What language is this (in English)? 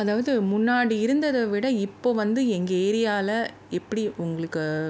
Tamil